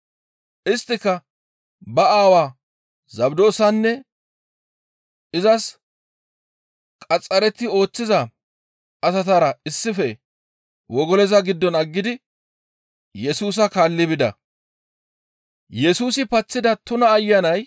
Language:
Gamo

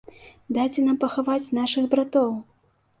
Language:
Belarusian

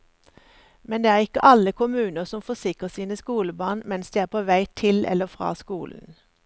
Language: Norwegian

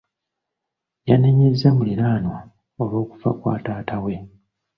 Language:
Ganda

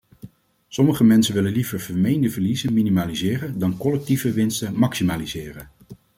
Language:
Dutch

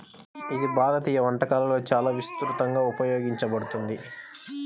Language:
Telugu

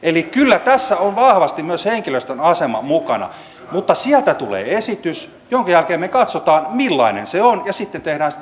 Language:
Finnish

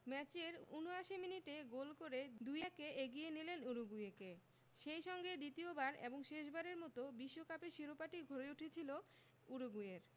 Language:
Bangla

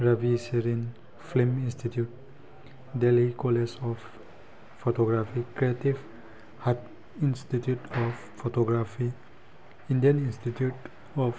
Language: Manipuri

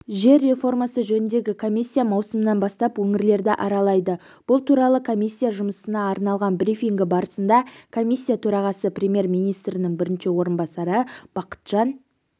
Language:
Kazakh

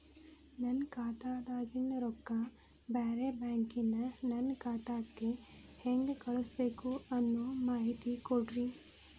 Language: Kannada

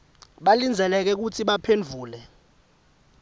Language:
Swati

